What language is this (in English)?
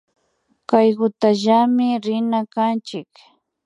Imbabura Highland Quichua